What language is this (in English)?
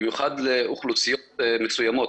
Hebrew